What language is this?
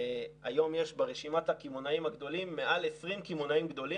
Hebrew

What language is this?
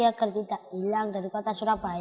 Indonesian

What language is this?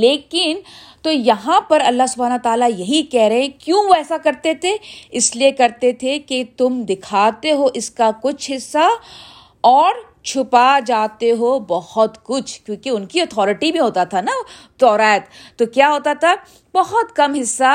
Urdu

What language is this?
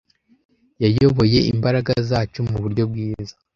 Kinyarwanda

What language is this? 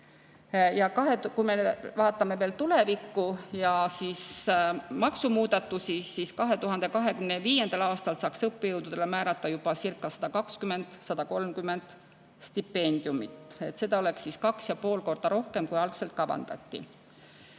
Estonian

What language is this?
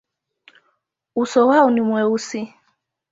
Swahili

